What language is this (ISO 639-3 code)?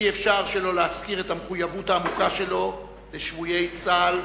heb